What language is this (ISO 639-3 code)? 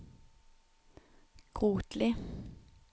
nor